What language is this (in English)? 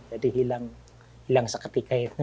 Indonesian